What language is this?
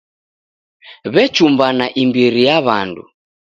Taita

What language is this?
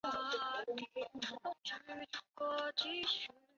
Chinese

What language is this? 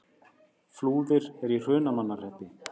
Icelandic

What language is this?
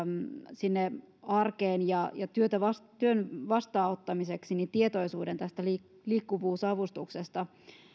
Finnish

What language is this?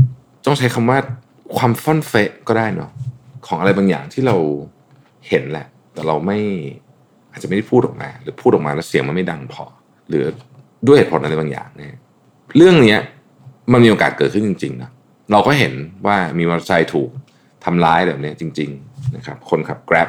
Thai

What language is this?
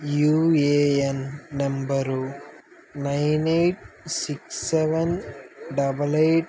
Telugu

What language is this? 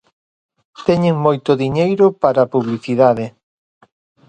Galician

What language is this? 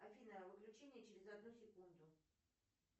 Russian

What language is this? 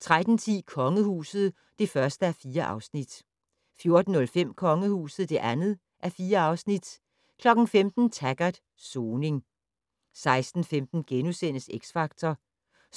Danish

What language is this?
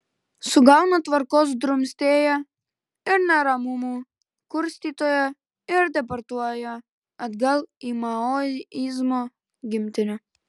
Lithuanian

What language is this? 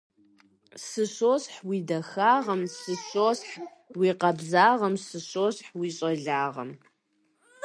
Kabardian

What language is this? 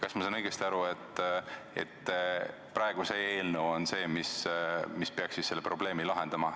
Estonian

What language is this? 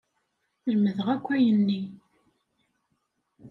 Kabyle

